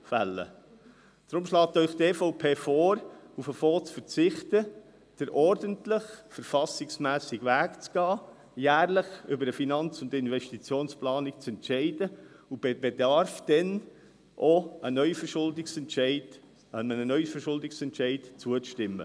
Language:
Swiss German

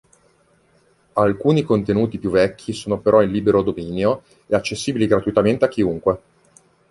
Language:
Italian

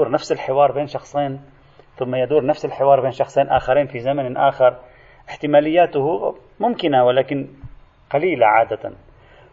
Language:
Arabic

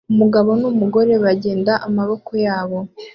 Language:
Kinyarwanda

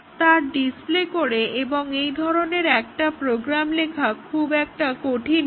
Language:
Bangla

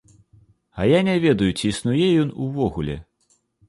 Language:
Belarusian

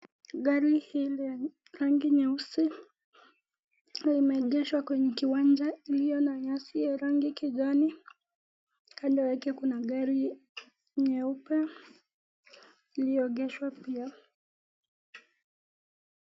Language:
Swahili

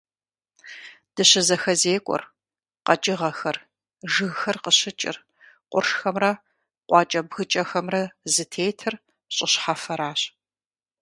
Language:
Kabardian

